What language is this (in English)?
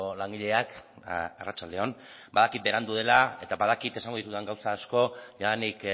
Basque